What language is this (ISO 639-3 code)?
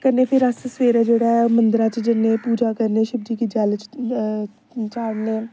doi